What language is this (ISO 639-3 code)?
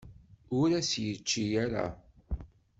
kab